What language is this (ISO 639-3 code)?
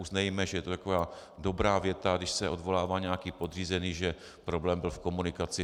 ces